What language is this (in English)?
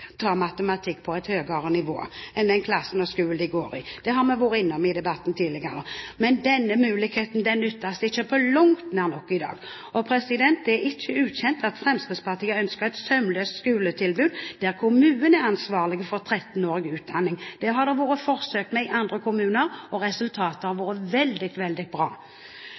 Norwegian Bokmål